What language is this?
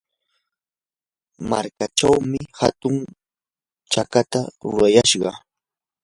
Yanahuanca Pasco Quechua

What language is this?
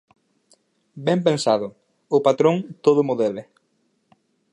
Galician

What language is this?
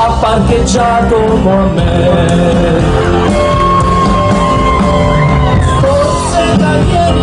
Polish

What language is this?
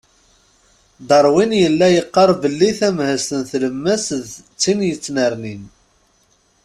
Kabyle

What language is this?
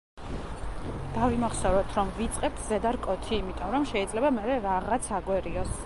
Georgian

